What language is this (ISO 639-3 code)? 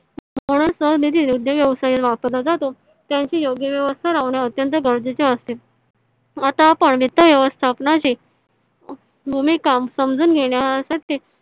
mar